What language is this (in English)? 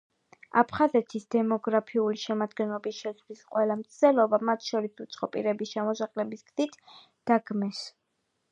Georgian